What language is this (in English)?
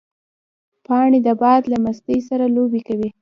Pashto